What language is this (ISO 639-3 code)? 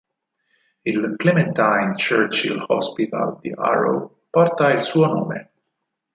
ita